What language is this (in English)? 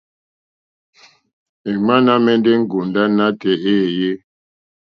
Mokpwe